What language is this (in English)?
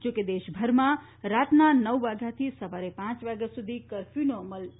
Gujarati